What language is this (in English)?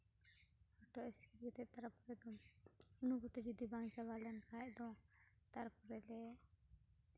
Santali